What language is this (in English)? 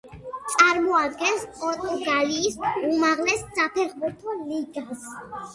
Georgian